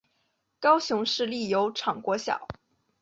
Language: Chinese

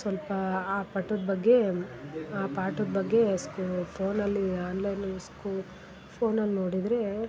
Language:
Kannada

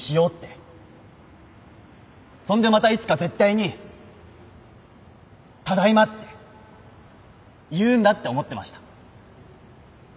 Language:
Japanese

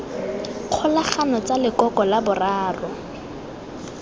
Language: Tswana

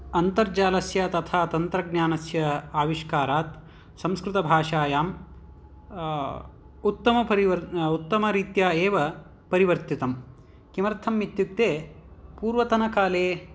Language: Sanskrit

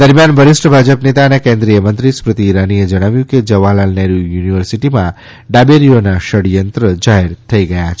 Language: Gujarati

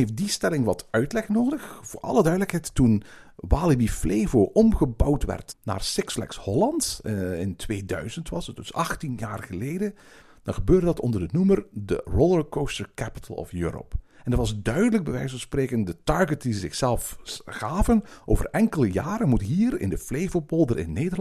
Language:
Dutch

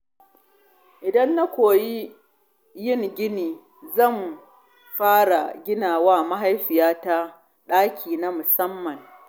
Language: Hausa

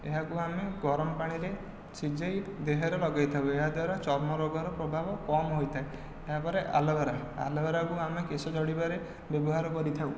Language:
Odia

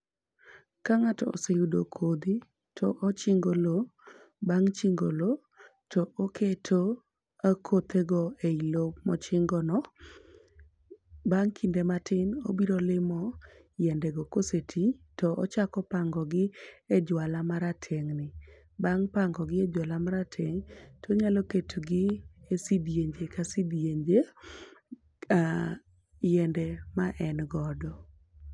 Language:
Luo (Kenya and Tanzania)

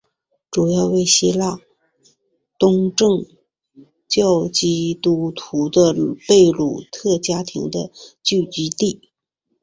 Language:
Chinese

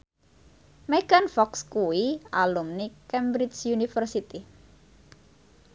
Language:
Javanese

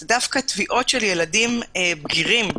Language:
Hebrew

